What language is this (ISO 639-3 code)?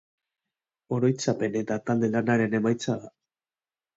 eus